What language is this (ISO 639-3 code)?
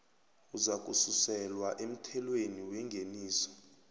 nbl